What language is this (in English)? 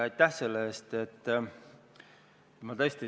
Estonian